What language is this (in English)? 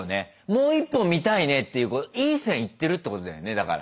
Japanese